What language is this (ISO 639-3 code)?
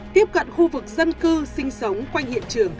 vie